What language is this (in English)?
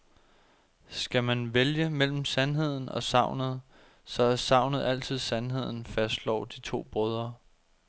Danish